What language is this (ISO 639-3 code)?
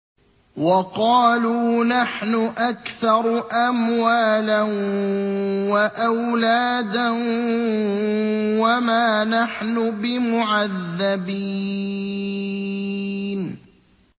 ara